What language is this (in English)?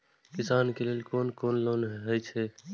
Maithili